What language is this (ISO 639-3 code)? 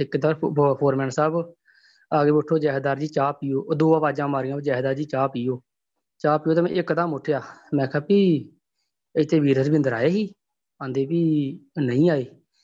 pan